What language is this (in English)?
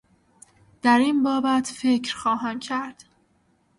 Persian